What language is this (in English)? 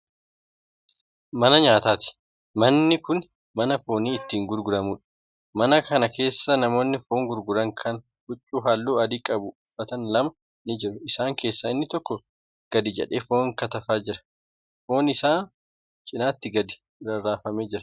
Oromo